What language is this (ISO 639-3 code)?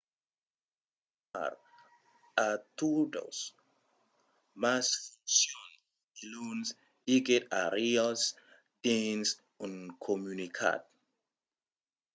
oci